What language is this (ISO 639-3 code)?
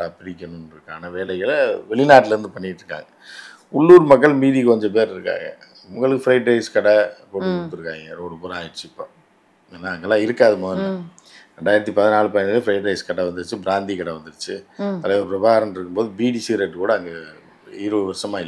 kor